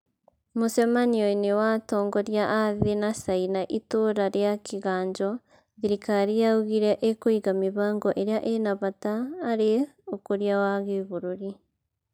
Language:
Kikuyu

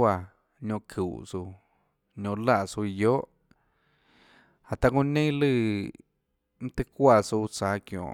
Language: Tlacoatzintepec Chinantec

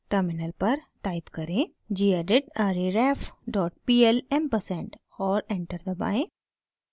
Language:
Hindi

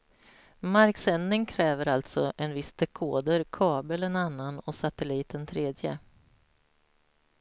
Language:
Swedish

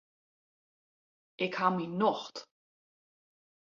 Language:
Western Frisian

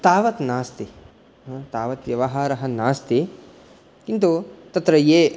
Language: Sanskrit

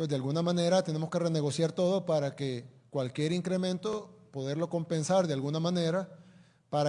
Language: Spanish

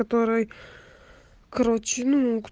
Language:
Russian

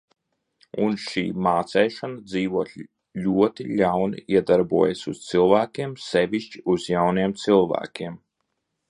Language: Latvian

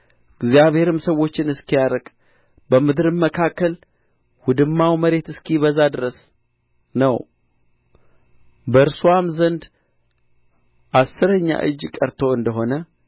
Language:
Amharic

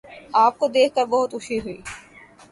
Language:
Urdu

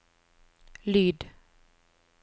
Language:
Norwegian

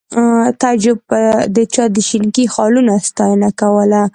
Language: Pashto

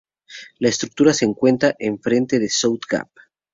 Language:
Spanish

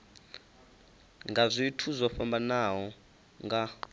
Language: Venda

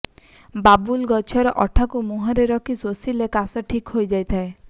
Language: Odia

